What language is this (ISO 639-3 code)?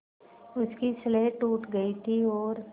hin